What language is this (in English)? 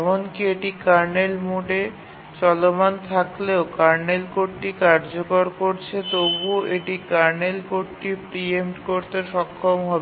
Bangla